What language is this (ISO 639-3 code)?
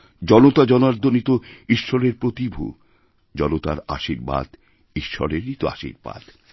ben